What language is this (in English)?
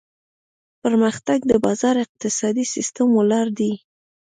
Pashto